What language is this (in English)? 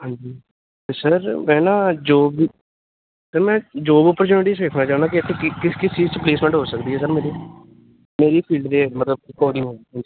Punjabi